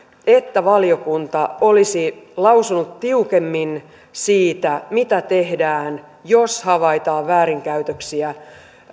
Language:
Finnish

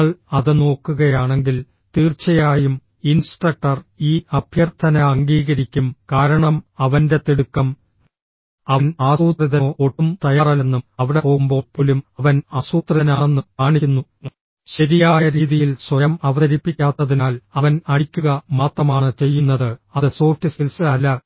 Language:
Malayalam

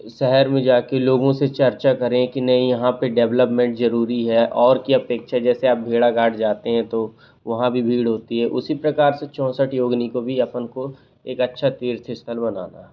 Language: Hindi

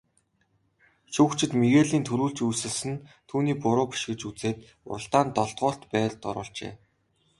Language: Mongolian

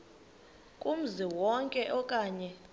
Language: Xhosa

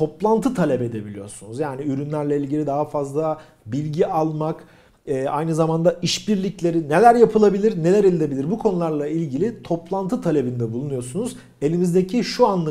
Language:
Turkish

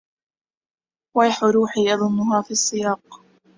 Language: Arabic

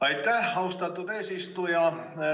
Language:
Estonian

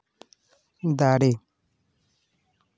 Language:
Santali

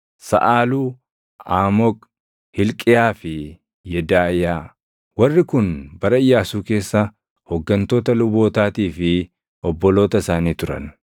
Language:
Oromo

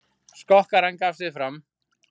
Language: Icelandic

